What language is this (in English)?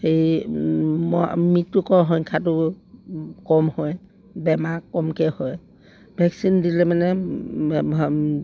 Assamese